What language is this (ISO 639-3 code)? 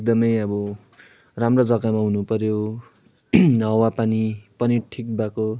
nep